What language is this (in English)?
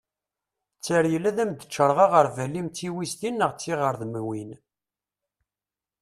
Kabyle